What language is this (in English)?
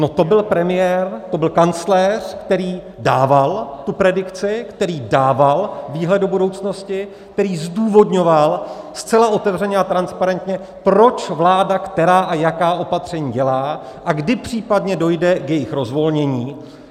Czech